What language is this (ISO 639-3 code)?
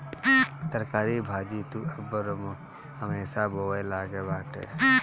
bho